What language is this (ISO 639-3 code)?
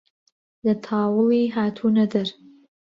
ckb